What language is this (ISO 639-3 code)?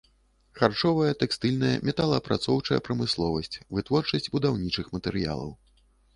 bel